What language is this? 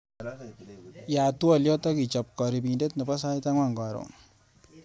Kalenjin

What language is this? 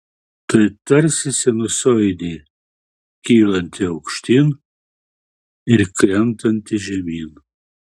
Lithuanian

